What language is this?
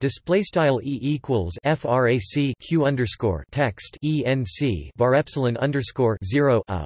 English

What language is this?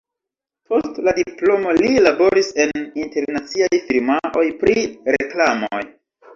Esperanto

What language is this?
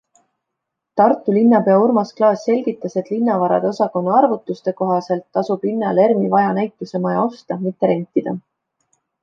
Estonian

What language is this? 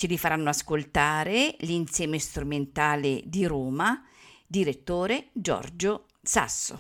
Italian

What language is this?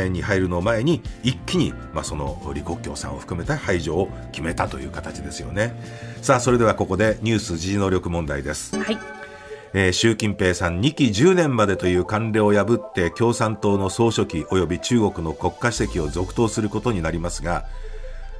Japanese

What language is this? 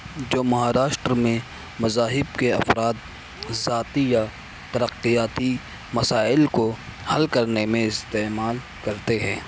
Urdu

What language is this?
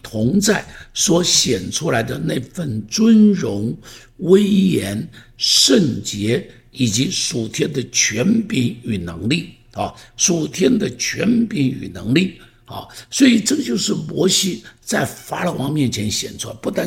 Chinese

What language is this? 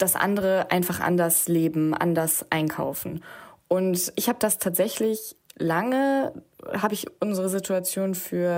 German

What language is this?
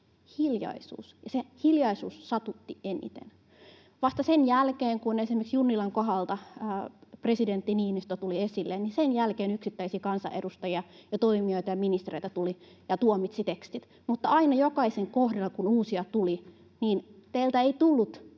Finnish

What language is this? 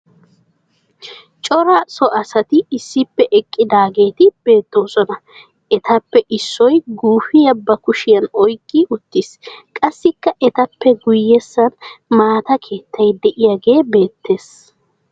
Wolaytta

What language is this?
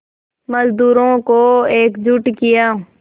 Hindi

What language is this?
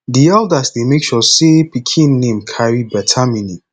Nigerian Pidgin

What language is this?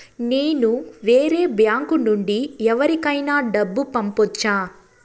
Telugu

